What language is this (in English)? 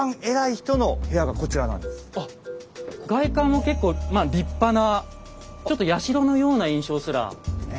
Japanese